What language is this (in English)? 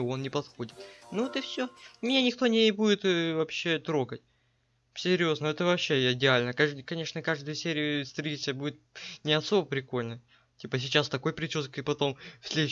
Russian